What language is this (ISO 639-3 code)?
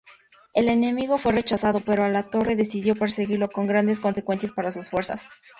spa